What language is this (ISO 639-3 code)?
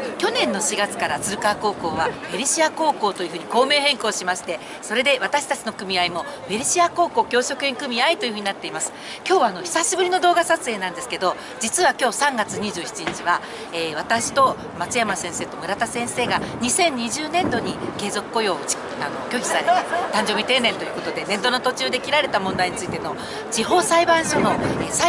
jpn